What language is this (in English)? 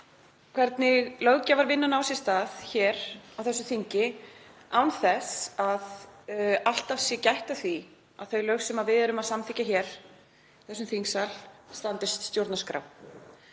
Icelandic